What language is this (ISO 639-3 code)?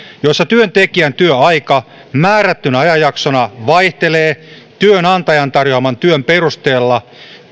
fin